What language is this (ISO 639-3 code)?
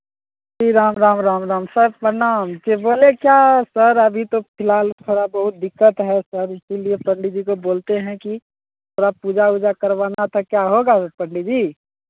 hin